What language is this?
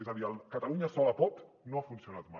Catalan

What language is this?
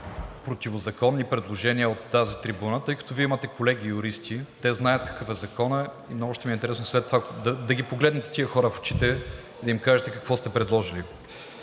Bulgarian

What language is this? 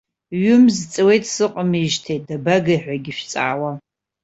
Abkhazian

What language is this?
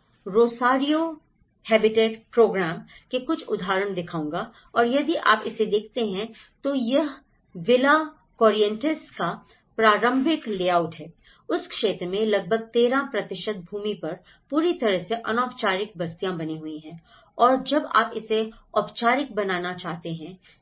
Hindi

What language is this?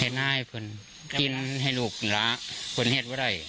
Thai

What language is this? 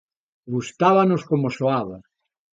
Galician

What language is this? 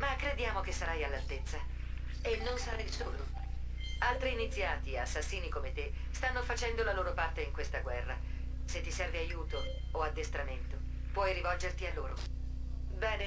Italian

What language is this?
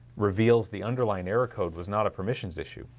English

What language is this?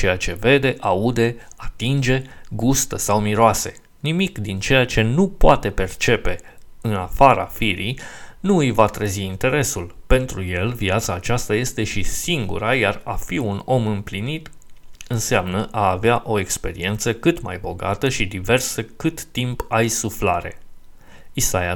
Romanian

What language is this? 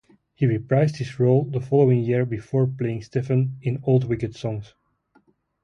English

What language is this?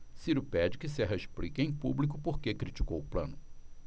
Portuguese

